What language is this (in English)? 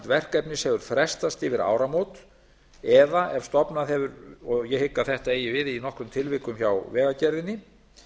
Icelandic